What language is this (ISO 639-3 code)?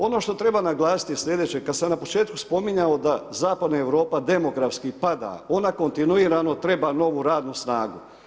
hrv